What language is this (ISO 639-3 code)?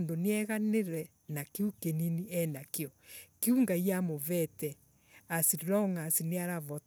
ebu